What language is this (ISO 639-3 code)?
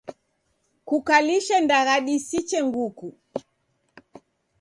dav